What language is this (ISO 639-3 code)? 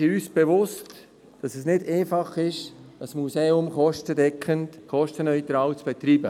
gsw